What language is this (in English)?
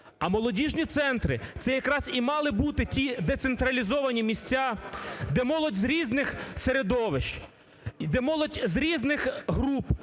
Ukrainian